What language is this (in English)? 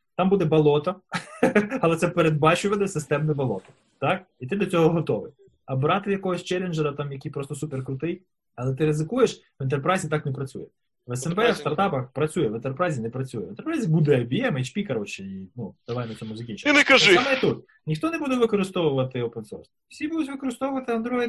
Ukrainian